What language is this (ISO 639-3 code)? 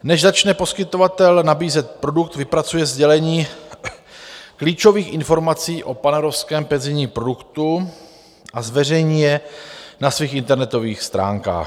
ces